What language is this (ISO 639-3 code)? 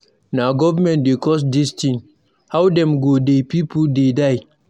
pcm